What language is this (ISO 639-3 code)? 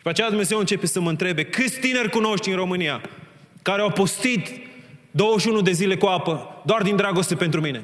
ron